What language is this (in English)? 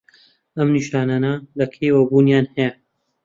Central Kurdish